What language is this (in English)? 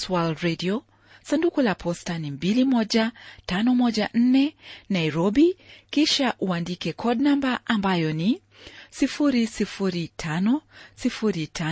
Swahili